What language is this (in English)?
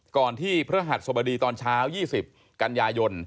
Thai